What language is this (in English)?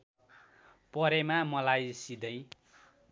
Nepali